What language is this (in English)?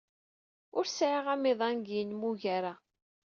Kabyle